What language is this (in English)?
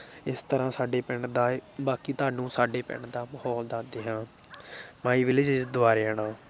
Punjabi